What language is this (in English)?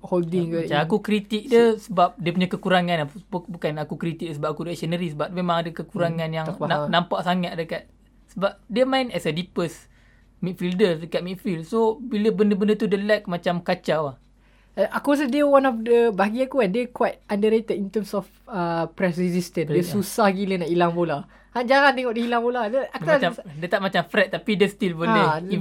Malay